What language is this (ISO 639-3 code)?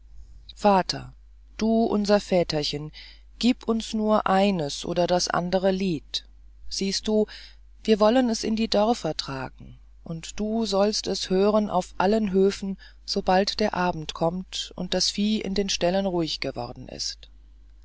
deu